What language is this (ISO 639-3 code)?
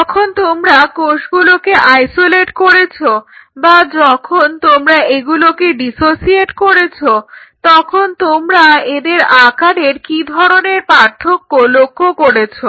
ben